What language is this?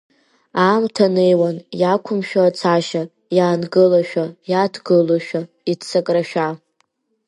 Abkhazian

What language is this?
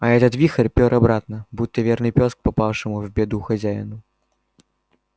Russian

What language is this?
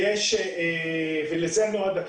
Hebrew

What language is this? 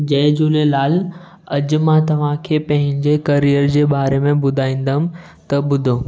Sindhi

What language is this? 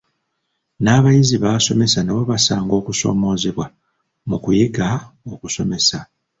Ganda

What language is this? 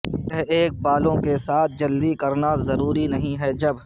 Urdu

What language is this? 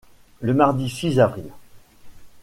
French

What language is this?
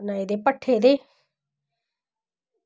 Dogri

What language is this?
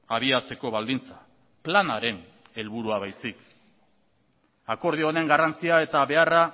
Basque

